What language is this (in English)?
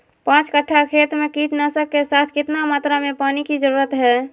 Magahi